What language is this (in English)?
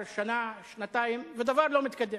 Hebrew